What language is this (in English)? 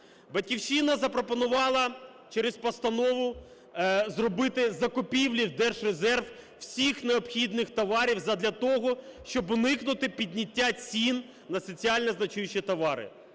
Ukrainian